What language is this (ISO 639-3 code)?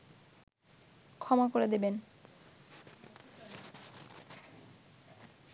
ben